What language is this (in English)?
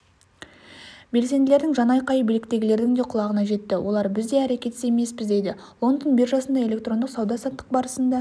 Kazakh